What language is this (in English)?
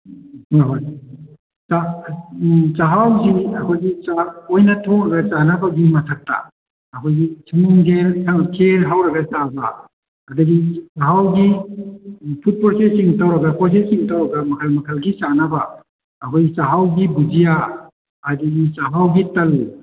Manipuri